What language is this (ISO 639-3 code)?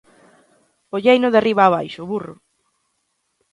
glg